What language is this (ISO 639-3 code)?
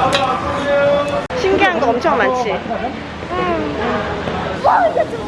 kor